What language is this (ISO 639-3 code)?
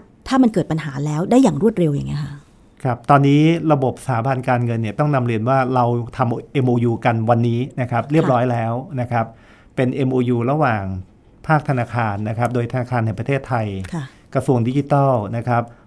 tha